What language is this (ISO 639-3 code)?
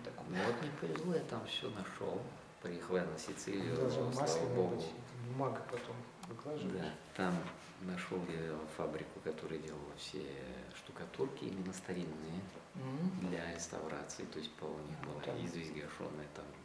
rus